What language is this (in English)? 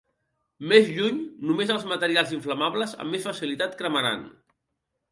Catalan